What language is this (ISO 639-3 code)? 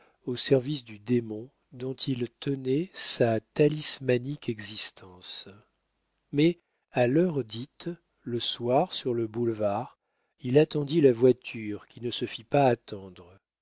fra